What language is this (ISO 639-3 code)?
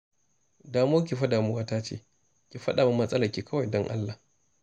hau